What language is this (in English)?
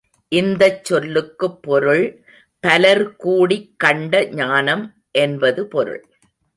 Tamil